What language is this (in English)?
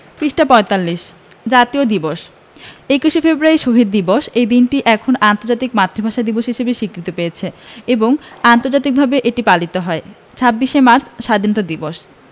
Bangla